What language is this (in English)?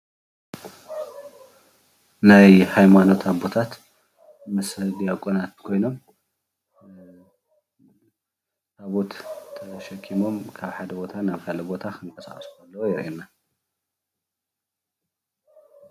Tigrinya